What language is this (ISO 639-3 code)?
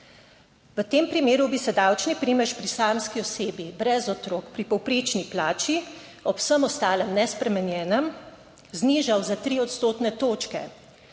slv